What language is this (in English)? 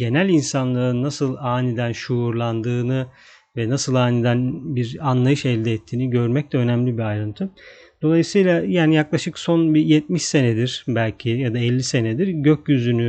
Turkish